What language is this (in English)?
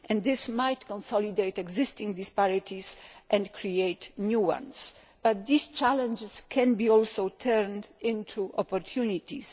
English